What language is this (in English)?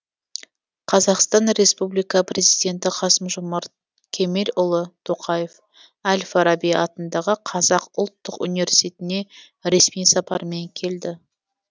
Kazakh